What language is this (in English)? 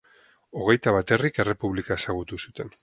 Basque